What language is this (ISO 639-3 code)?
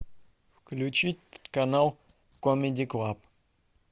rus